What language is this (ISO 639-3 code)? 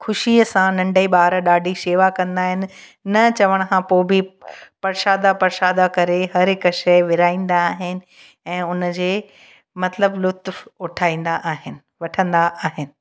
snd